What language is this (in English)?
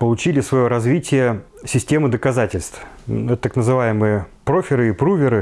Russian